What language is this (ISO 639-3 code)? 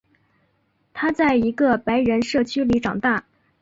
zho